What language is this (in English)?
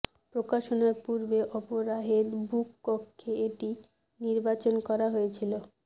Bangla